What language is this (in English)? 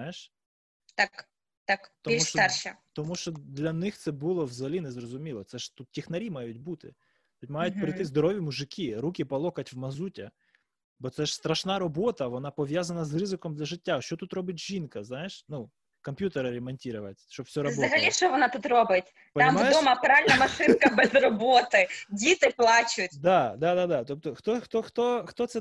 Ukrainian